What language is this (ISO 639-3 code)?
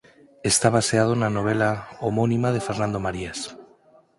glg